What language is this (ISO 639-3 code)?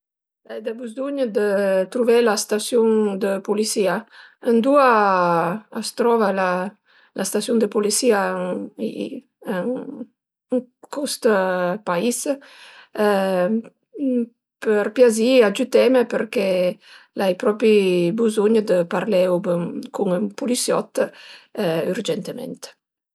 pms